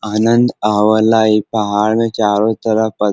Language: Bhojpuri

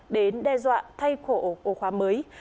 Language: Vietnamese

